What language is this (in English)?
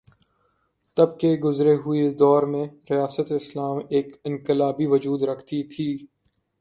Urdu